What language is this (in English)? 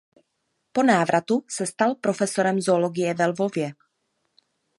Czech